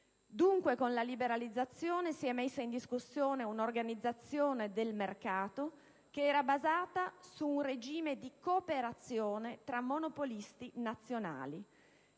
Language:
Italian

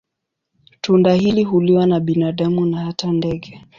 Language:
Swahili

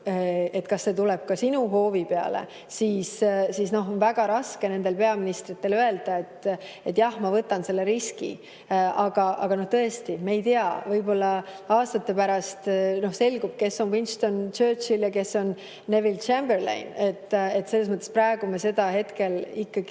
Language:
Estonian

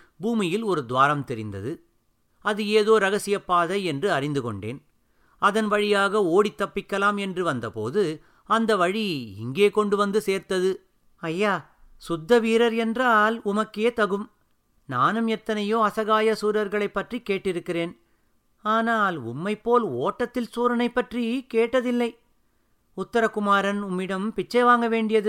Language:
Tamil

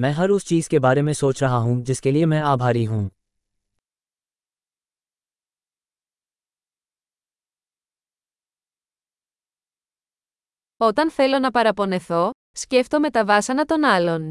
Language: Greek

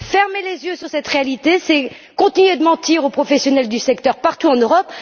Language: French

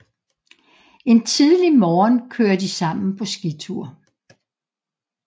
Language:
Danish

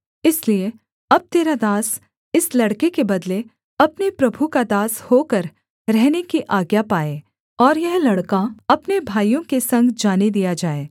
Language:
Hindi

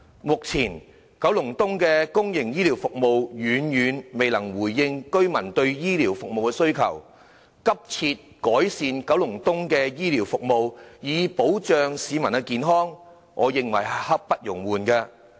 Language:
Cantonese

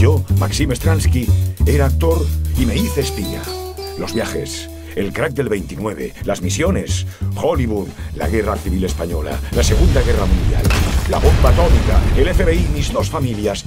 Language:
Spanish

